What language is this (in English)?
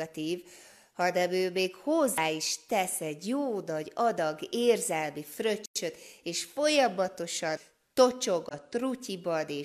Hungarian